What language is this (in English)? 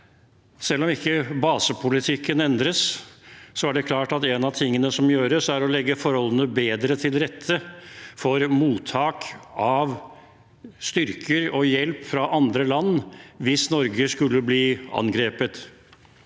Norwegian